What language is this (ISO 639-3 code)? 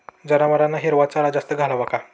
mar